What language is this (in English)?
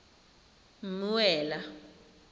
Tswana